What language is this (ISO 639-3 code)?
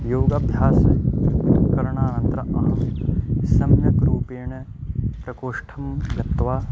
san